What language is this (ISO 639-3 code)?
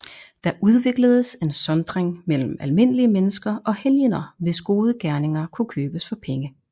dan